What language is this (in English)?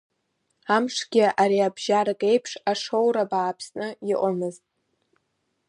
Abkhazian